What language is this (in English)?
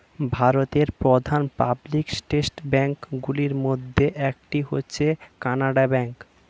Bangla